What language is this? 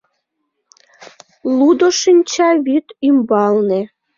Mari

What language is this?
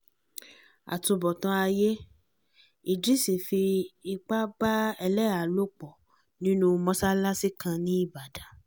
Yoruba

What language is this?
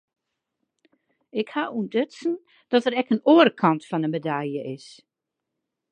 Western Frisian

